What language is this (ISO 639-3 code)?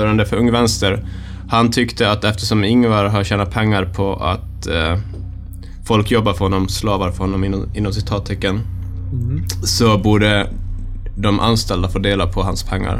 swe